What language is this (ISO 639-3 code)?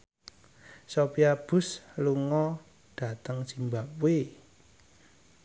jav